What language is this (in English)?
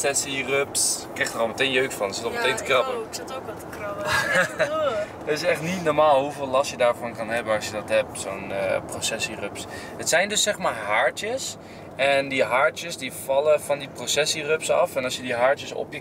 Dutch